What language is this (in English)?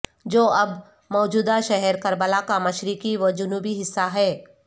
Urdu